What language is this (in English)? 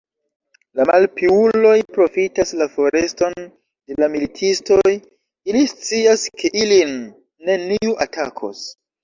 Esperanto